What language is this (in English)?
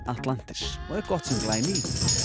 Icelandic